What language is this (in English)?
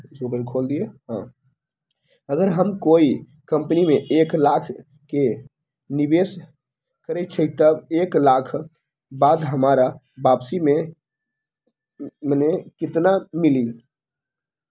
Magahi